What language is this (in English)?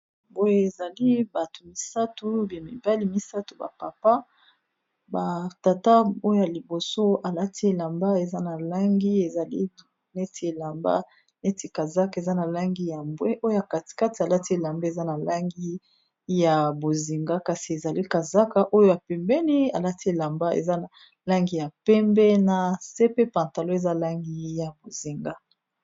Lingala